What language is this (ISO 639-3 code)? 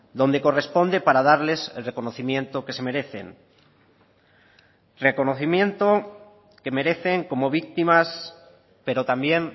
spa